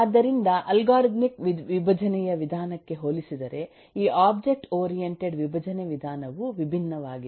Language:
Kannada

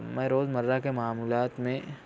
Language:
Urdu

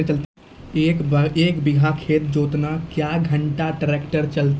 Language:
Maithili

